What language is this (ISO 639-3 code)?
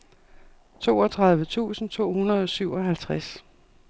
dan